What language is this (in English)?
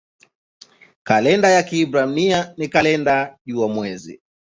Swahili